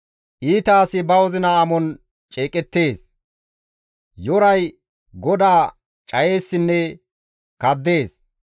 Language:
Gamo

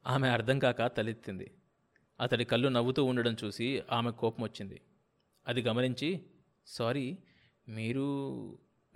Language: Telugu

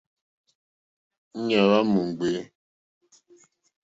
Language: Mokpwe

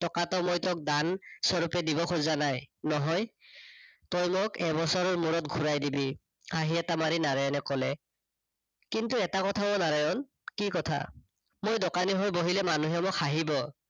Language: Assamese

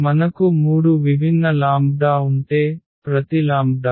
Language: Telugu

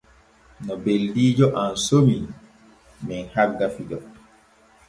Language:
Borgu Fulfulde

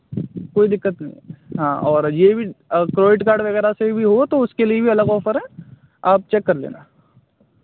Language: Hindi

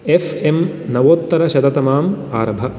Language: Sanskrit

